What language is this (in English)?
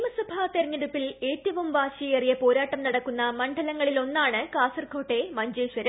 Malayalam